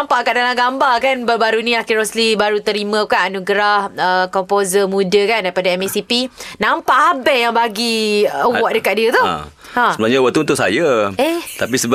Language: Malay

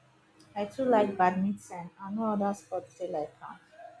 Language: Nigerian Pidgin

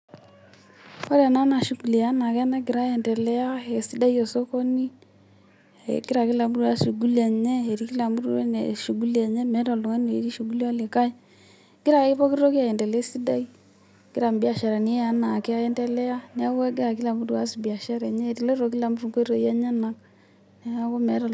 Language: Masai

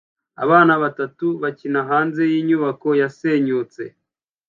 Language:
Kinyarwanda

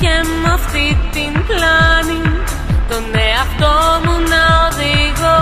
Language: Greek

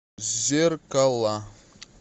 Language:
Russian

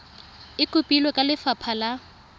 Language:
Tswana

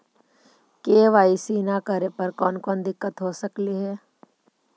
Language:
Magahi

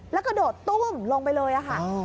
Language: Thai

